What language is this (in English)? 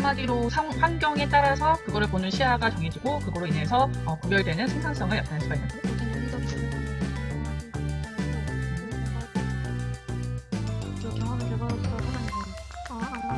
Korean